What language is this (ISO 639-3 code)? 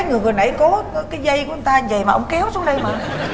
vie